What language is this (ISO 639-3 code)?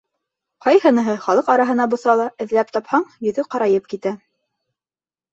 bak